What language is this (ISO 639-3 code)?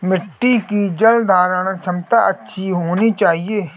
hin